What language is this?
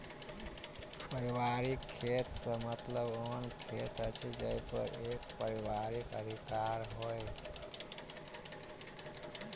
Maithili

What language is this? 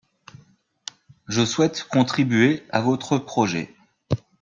French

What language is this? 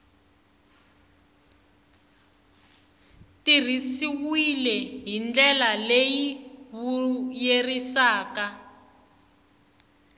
Tsonga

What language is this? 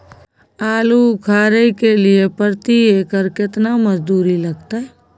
Maithili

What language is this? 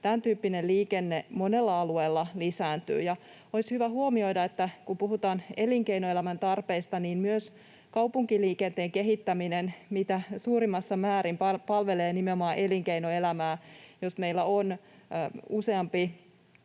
Finnish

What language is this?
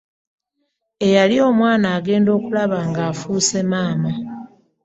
Ganda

